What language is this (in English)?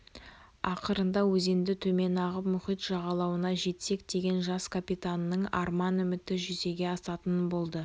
Kazakh